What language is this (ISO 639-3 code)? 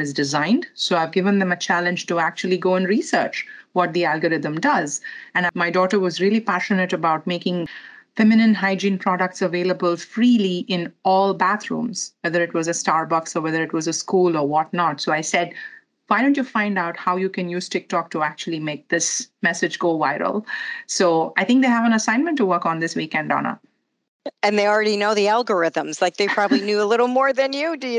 eng